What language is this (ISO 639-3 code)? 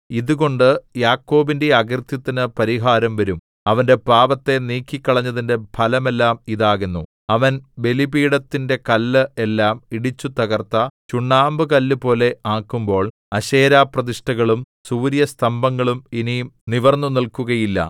mal